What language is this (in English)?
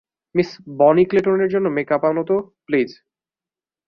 Bangla